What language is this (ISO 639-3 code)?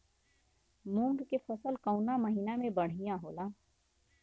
bho